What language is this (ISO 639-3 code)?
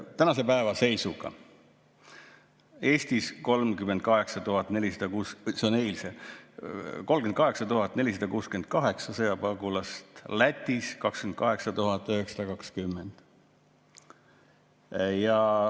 est